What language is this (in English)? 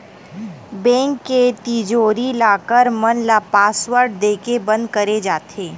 Chhattisgarhi